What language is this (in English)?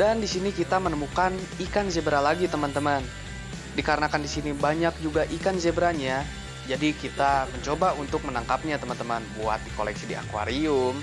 Indonesian